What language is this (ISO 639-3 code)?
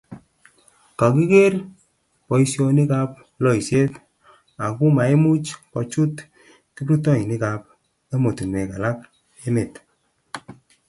kln